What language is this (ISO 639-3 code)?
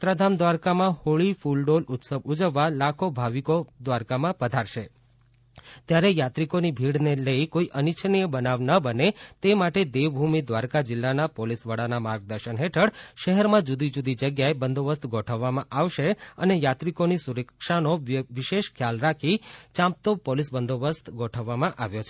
guj